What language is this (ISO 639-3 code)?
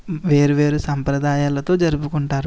tel